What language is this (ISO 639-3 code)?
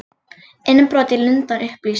isl